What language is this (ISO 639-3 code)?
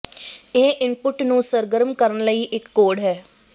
pan